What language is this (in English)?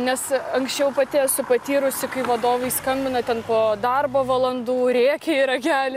Lithuanian